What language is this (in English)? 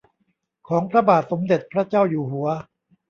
Thai